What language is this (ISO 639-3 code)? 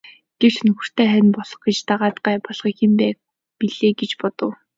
mon